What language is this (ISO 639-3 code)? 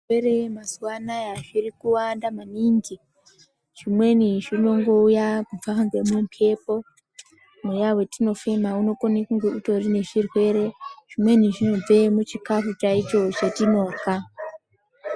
ndc